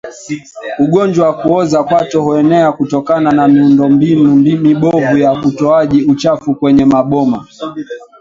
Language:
Swahili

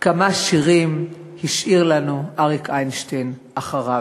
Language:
Hebrew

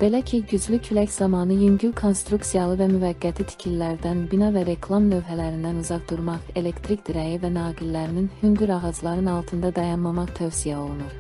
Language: Turkish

